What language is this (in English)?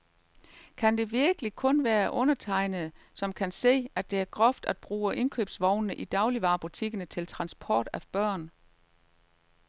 Danish